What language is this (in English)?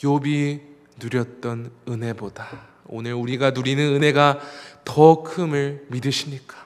Korean